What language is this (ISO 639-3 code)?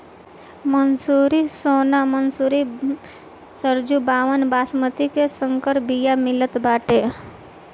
bho